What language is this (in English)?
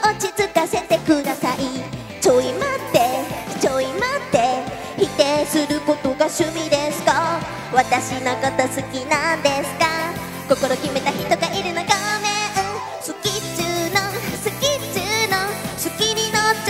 Japanese